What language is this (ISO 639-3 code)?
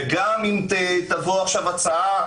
heb